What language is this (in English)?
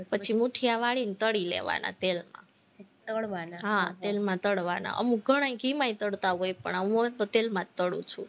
Gujarati